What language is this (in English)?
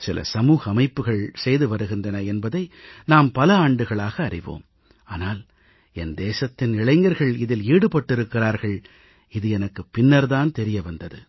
Tamil